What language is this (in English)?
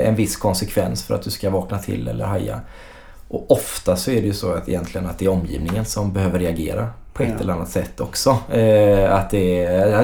Swedish